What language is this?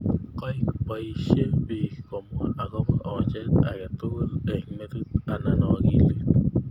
Kalenjin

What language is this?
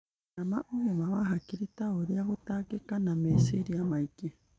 Kikuyu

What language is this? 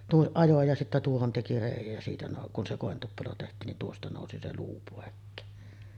Finnish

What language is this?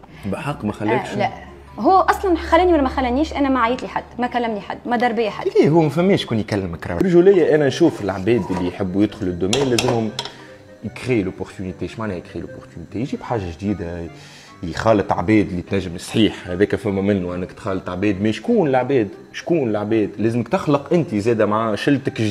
Arabic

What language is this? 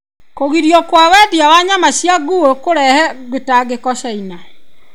Kikuyu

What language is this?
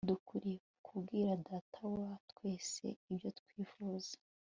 Kinyarwanda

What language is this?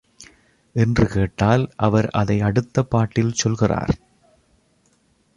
Tamil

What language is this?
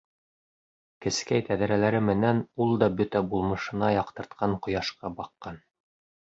Bashkir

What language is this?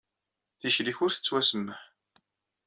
Kabyle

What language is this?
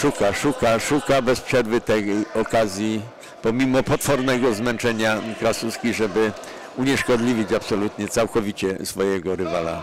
Polish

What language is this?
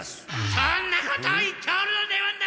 Japanese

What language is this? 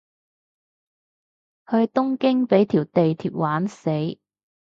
Cantonese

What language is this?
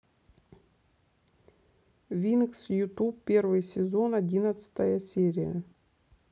Russian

